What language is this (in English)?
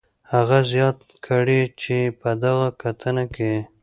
Pashto